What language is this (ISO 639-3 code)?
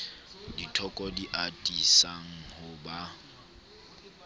sot